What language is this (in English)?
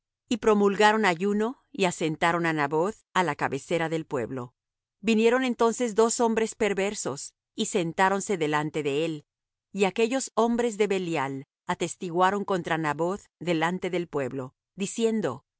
Spanish